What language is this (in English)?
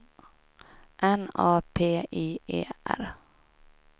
Swedish